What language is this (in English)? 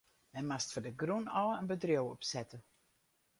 Western Frisian